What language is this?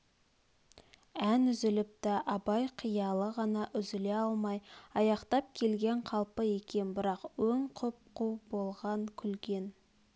Kazakh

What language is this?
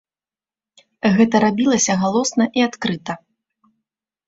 Belarusian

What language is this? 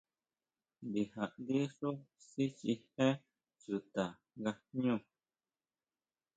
Huautla Mazatec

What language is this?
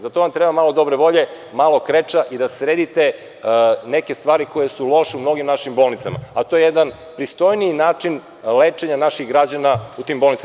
Serbian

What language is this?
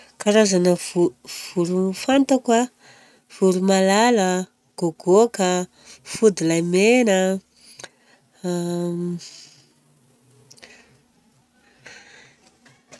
Southern Betsimisaraka Malagasy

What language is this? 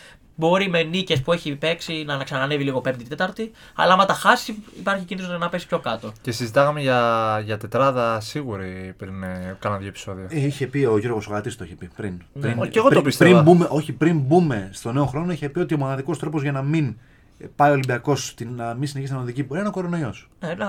Greek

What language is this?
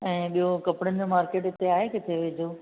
Sindhi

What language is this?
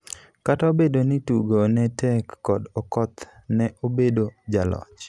Luo (Kenya and Tanzania)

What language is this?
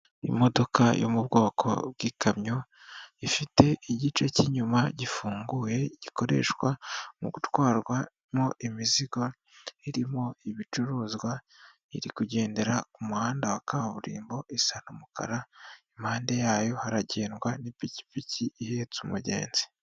Kinyarwanda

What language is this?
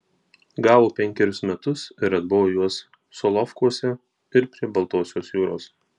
Lithuanian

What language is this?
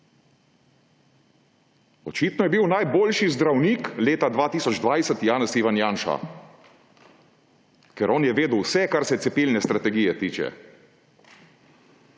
Slovenian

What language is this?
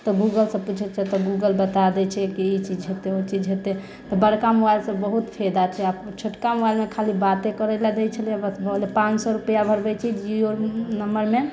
Maithili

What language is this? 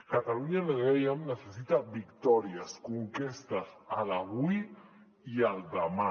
Catalan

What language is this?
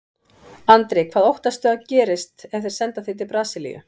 Icelandic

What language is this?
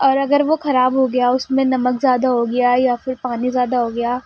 Urdu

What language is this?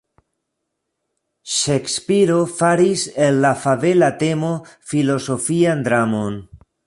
Esperanto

